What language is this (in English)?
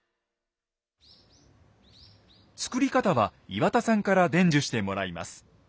Japanese